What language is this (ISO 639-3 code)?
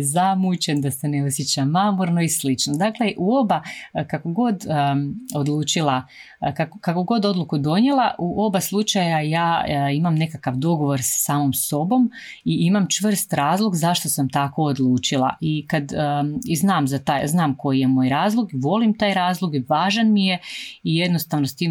hrv